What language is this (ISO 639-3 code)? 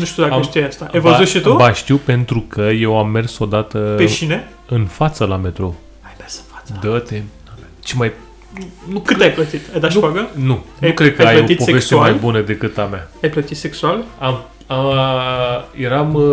ron